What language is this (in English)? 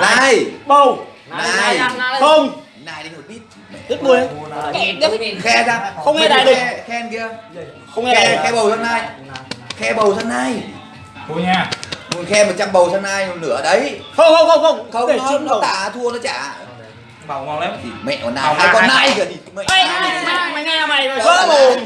Vietnamese